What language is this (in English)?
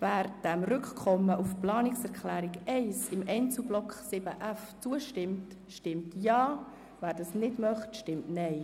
Swiss German